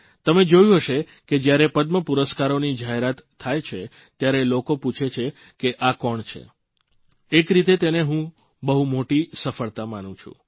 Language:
Gujarati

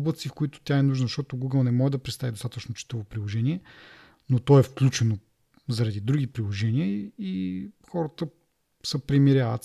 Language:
Bulgarian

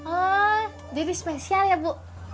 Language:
Indonesian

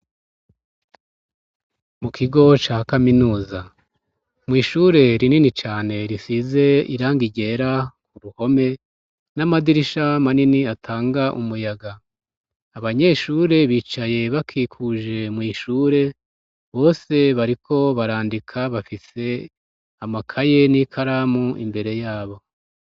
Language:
Rundi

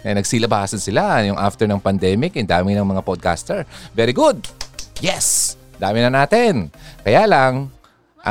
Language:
Filipino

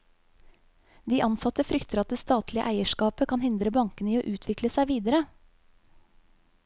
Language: Norwegian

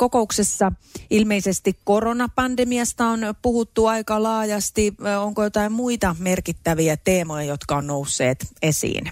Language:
Finnish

